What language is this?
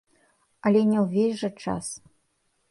Belarusian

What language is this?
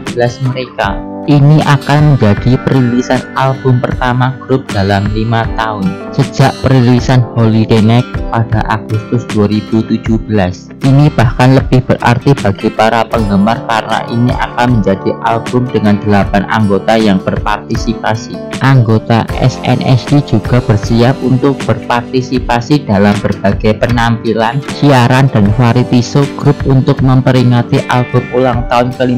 Indonesian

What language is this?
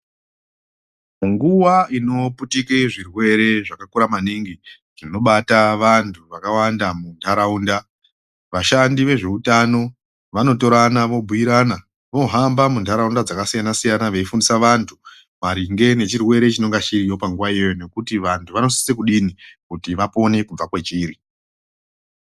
Ndau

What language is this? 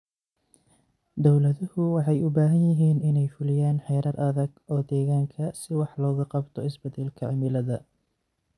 Somali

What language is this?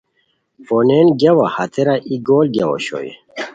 Khowar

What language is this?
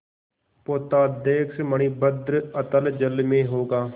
Hindi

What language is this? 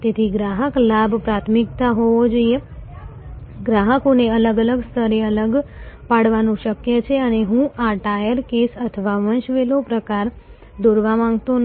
Gujarati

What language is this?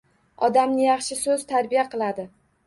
Uzbek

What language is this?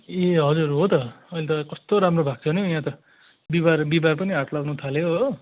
Nepali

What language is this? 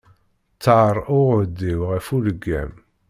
Kabyle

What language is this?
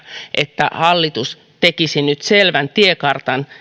Finnish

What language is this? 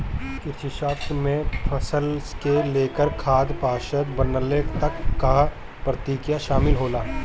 Bhojpuri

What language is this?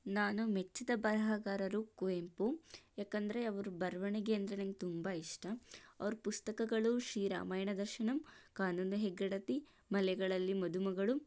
Kannada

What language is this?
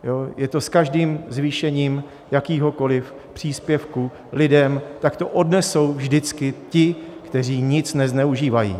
Czech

